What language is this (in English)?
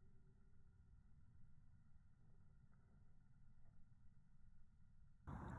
Lithuanian